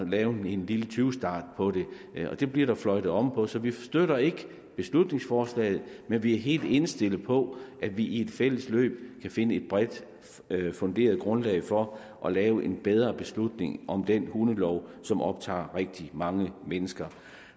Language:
Danish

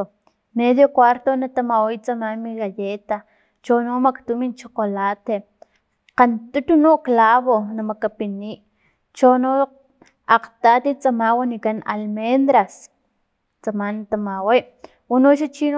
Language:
Filomena Mata-Coahuitlán Totonac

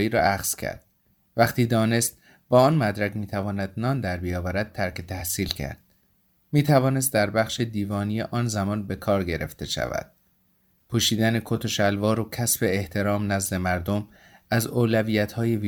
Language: Persian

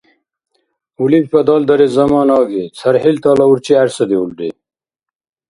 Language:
Dargwa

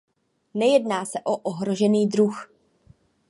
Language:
Czech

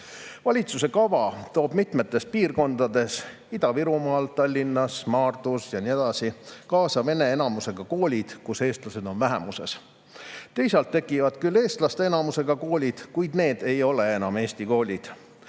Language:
Estonian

